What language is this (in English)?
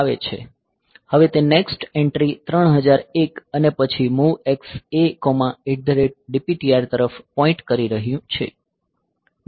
Gujarati